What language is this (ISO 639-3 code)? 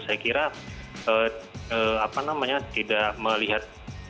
ind